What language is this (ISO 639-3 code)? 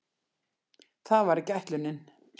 isl